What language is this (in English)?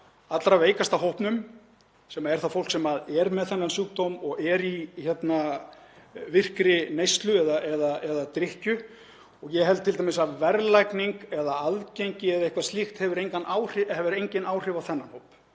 Icelandic